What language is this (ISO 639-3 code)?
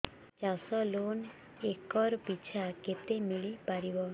ori